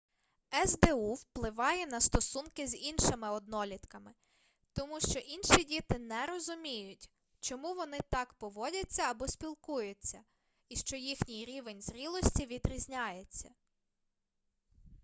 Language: Ukrainian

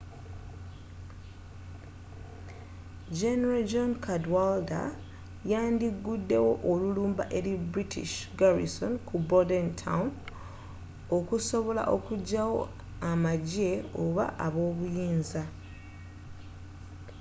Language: Ganda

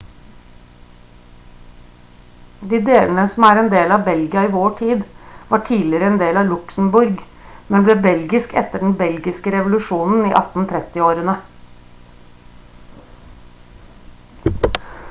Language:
Norwegian Bokmål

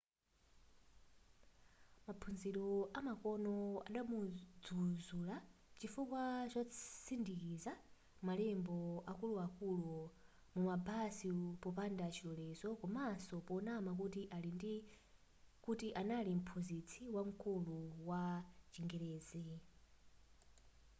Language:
Nyanja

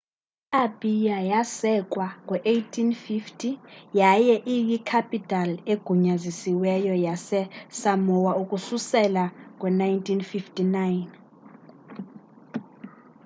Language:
Xhosa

